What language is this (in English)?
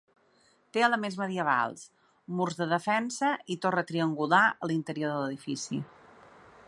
Catalan